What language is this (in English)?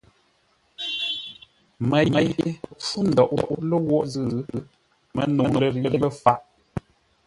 Ngombale